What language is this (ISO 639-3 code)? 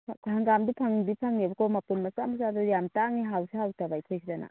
mni